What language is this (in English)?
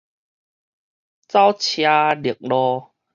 Min Nan Chinese